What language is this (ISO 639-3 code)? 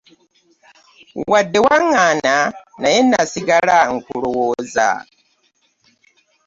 lug